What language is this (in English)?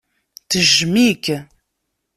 Kabyle